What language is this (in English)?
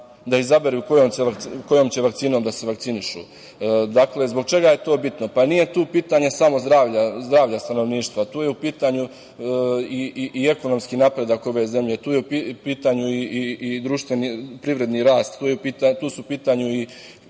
Serbian